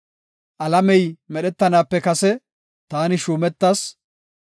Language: Gofa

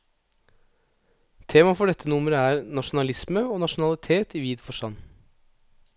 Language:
Norwegian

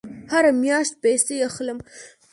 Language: Pashto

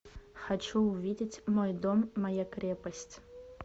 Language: Russian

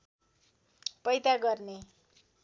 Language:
Nepali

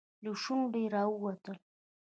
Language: Pashto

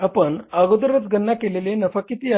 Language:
Marathi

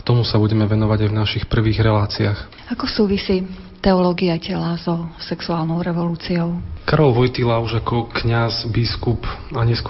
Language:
Slovak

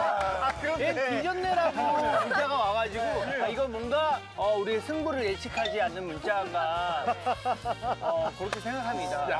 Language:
Korean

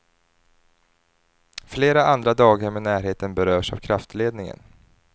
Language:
Swedish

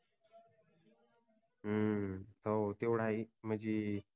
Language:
Marathi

